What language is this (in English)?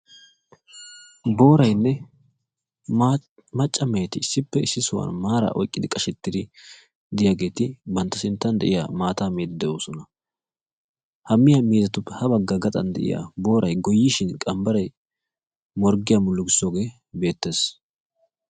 Wolaytta